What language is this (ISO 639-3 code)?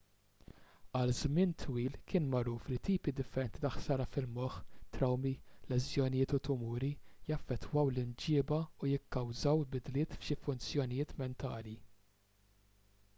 mlt